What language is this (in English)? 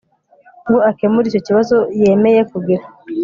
Kinyarwanda